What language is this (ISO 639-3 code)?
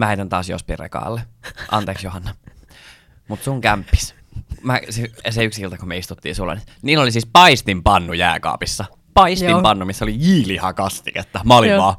fin